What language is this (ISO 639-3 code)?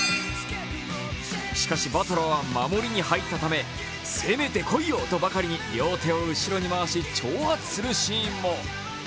jpn